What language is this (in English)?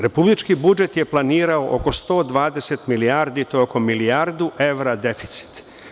Serbian